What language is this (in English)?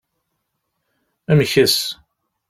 Kabyle